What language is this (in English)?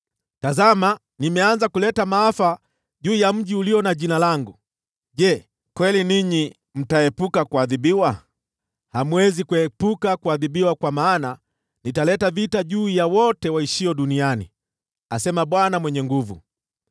Swahili